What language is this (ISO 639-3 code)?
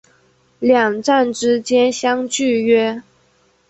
zho